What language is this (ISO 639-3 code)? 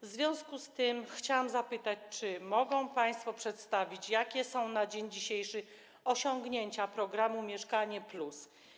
pol